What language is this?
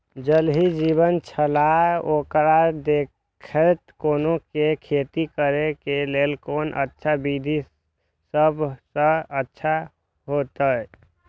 Maithili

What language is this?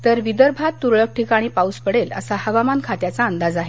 Marathi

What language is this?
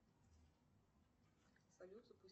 Russian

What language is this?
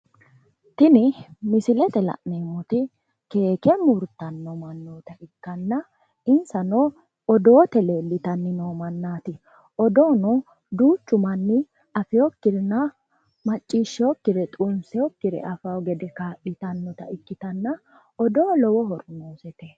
Sidamo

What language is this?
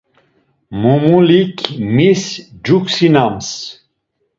Laz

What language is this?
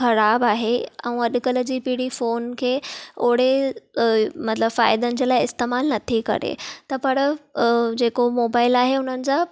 Sindhi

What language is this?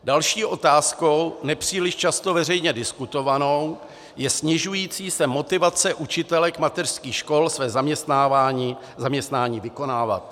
Czech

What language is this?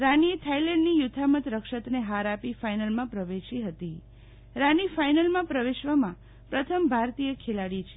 Gujarati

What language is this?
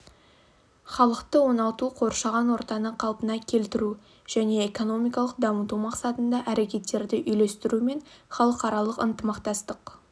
Kazakh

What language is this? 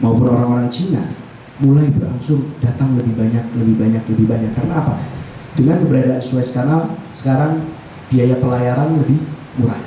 Indonesian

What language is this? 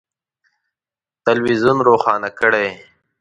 Pashto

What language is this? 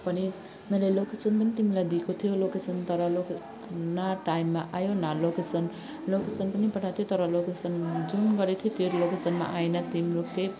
Nepali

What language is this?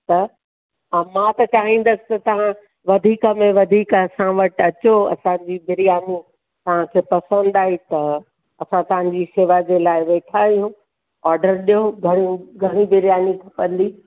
Sindhi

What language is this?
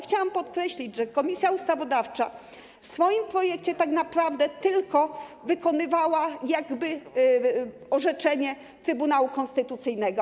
Polish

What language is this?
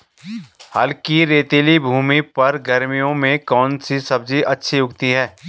Hindi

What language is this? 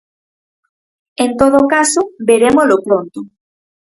Galician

